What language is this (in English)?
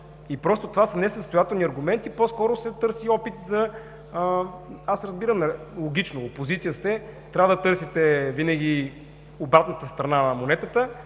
Bulgarian